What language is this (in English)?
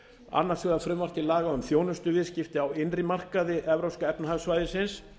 Icelandic